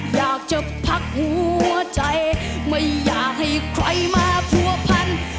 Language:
Thai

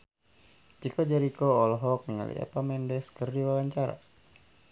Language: Sundanese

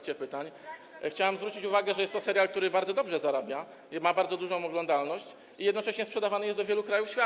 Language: Polish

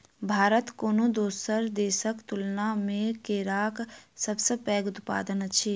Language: Maithili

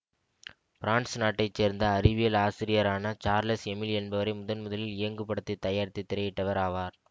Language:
Tamil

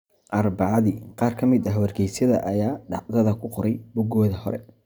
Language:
Somali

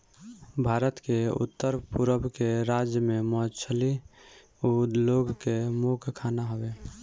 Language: Bhojpuri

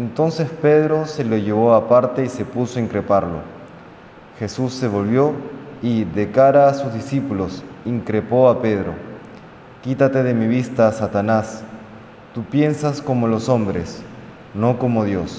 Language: Spanish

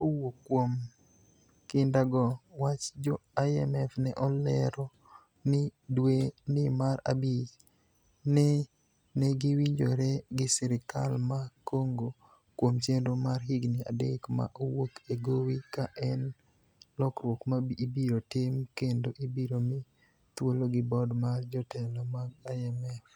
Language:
Luo (Kenya and Tanzania)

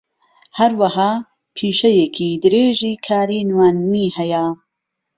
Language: Central Kurdish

